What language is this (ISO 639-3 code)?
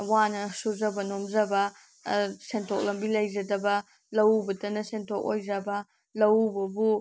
mni